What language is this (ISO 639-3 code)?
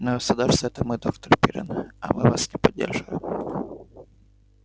rus